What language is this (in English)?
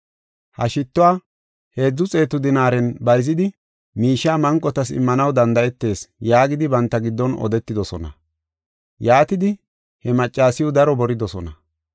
Gofa